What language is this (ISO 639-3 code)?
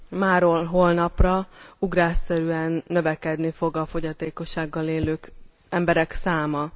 hun